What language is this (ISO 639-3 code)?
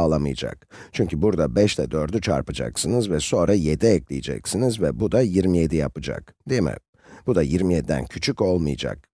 tur